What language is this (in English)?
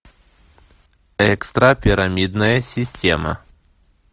Russian